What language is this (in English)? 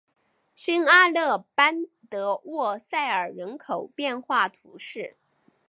Chinese